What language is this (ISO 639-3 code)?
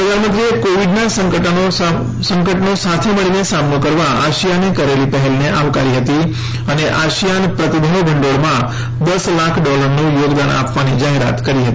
guj